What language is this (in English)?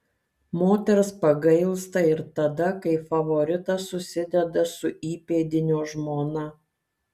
Lithuanian